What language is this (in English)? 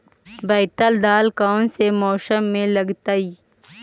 Magahi